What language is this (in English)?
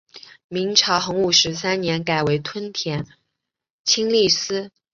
Chinese